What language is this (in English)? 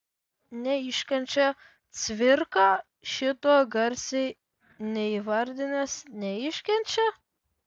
Lithuanian